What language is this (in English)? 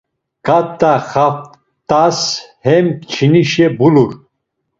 Laz